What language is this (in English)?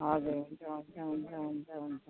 Nepali